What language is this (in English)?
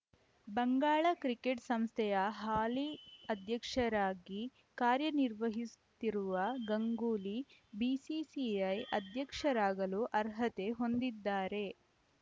Kannada